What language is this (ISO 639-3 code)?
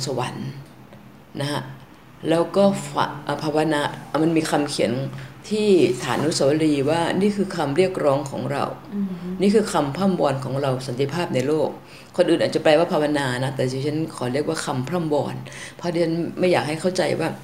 tha